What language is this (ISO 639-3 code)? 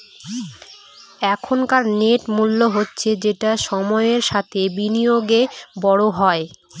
ben